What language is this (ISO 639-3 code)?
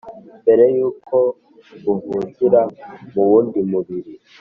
kin